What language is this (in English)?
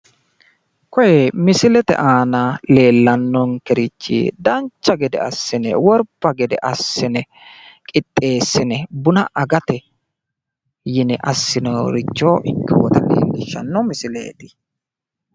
Sidamo